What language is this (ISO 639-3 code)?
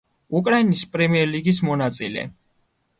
kat